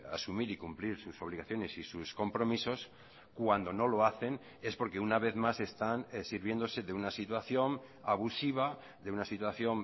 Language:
Spanish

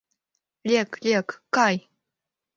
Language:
Mari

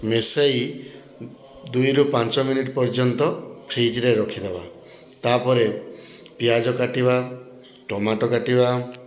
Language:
Odia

